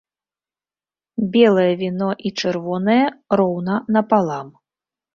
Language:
Belarusian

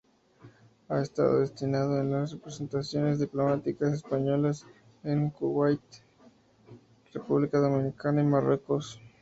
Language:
Spanish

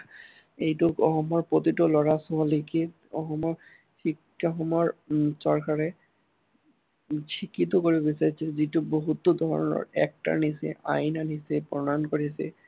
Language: Assamese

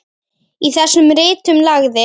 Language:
Icelandic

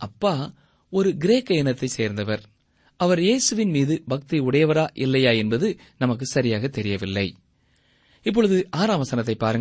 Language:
Tamil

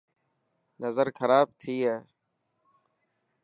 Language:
Dhatki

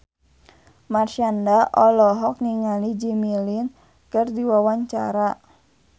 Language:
Sundanese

